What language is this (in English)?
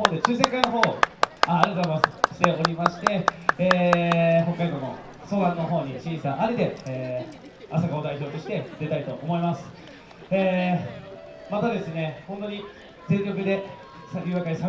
Japanese